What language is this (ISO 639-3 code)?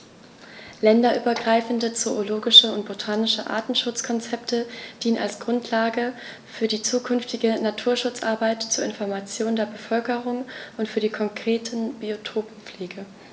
deu